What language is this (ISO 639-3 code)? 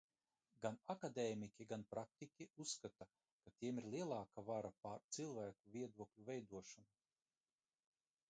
lav